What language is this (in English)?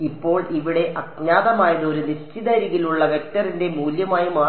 Malayalam